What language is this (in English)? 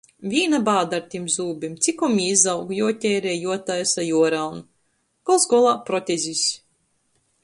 Latgalian